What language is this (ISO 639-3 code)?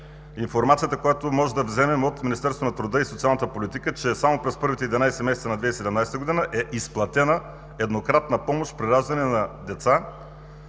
bul